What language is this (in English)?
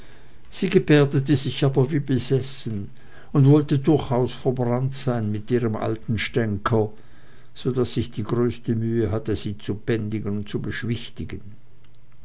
German